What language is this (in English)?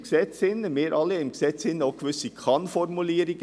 Swiss German